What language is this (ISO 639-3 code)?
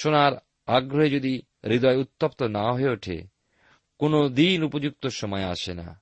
ben